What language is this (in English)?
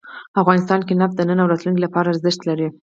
Pashto